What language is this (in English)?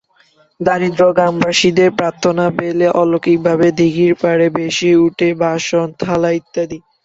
Bangla